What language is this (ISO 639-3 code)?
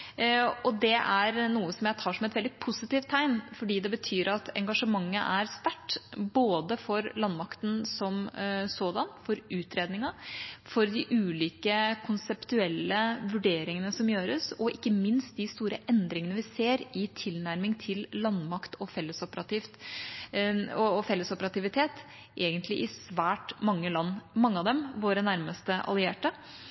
nob